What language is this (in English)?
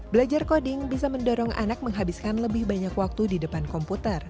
Indonesian